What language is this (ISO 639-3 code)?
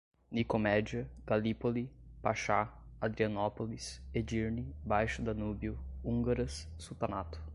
por